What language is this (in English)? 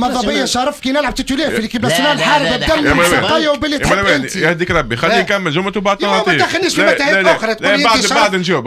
Arabic